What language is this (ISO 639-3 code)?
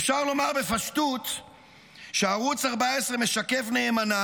heb